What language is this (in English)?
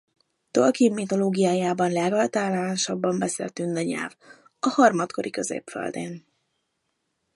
Hungarian